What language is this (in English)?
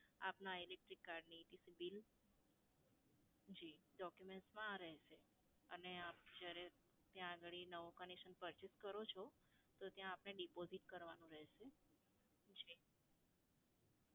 Gujarati